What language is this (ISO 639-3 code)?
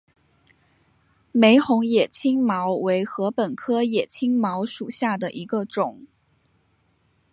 zho